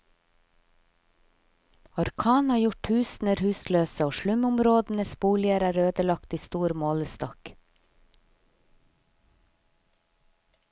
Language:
Norwegian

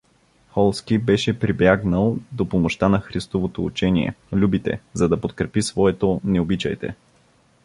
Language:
Bulgarian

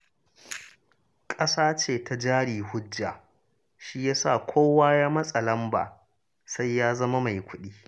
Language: Hausa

